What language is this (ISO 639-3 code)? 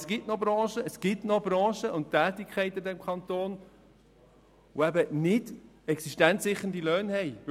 gsw